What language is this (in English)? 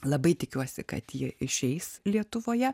Lithuanian